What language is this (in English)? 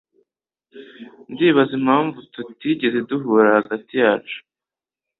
Kinyarwanda